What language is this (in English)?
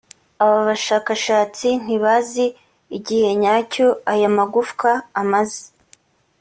Kinyarwanda